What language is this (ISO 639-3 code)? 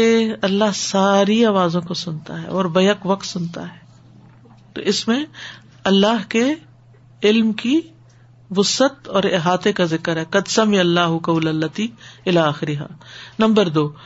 urd